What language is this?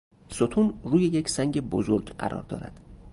Persian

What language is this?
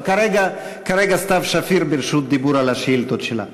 Hebrew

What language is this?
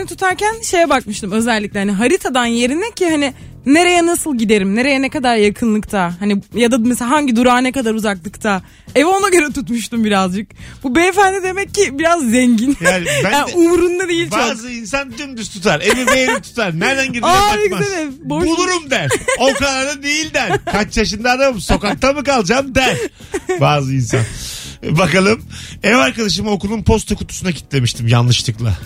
Turkish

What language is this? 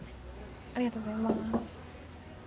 Japanese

